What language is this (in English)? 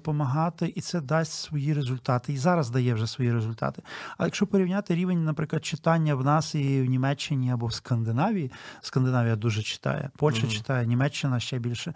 Ukrainian